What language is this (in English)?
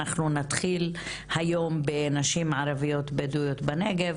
Hebrew